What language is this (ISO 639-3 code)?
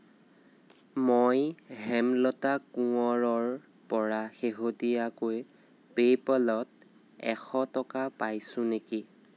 asm